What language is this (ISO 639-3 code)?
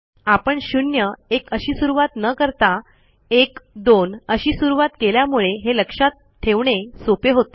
mar